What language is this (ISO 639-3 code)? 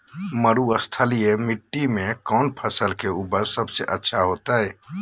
mag